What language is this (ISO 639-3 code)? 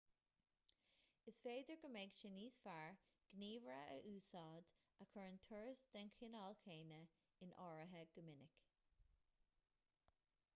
gle